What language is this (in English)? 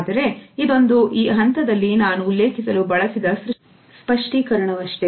Kannada